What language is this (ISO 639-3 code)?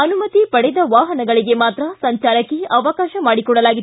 kan